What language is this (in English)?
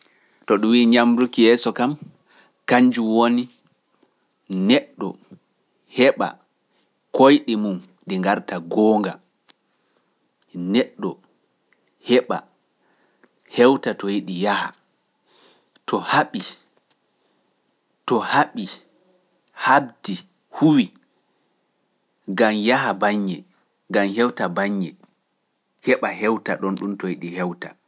Pular